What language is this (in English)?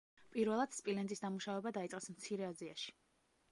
Georgian